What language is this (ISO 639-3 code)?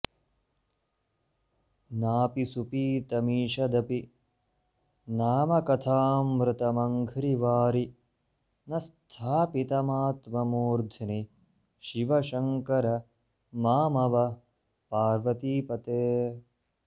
san